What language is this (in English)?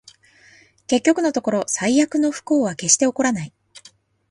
Japanese